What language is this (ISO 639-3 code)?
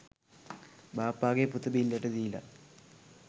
sin